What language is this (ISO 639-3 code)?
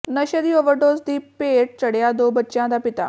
pan